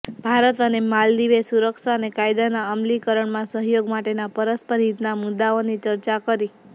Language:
Gujarati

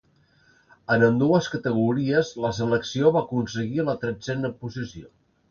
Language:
Catalan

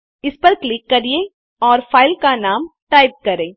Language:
Hindi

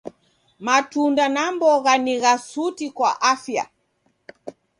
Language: Taita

